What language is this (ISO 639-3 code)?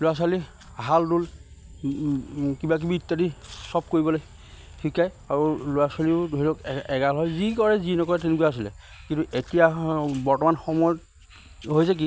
asm